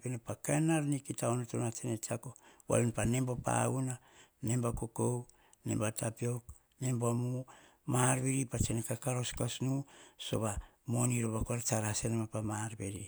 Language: Hahon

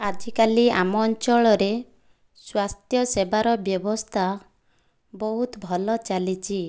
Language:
Odia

